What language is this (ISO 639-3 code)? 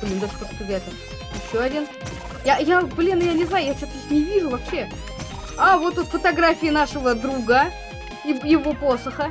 rus